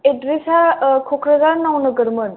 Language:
Bodo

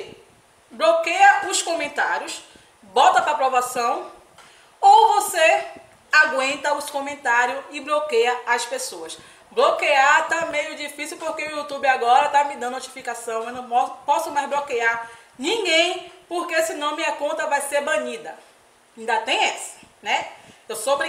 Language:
Portuguese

